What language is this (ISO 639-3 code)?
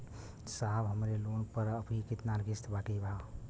bho